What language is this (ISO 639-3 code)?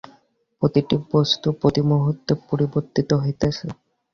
ben